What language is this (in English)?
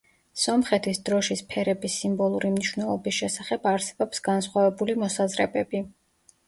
Georgian